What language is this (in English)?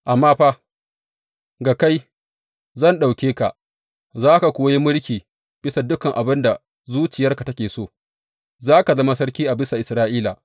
Hausa